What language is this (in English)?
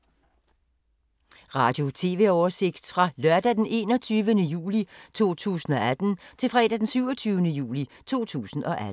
Danish